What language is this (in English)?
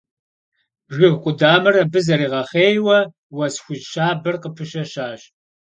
Kabardian